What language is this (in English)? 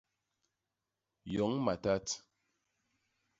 Basaa